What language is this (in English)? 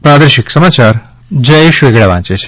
Gujarati